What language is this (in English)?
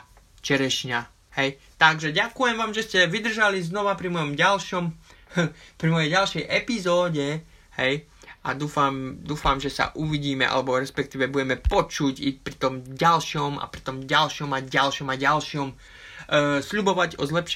Slovak